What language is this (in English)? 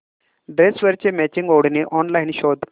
Marathi